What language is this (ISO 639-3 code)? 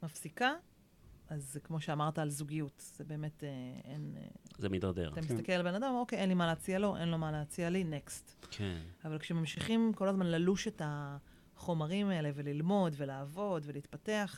heb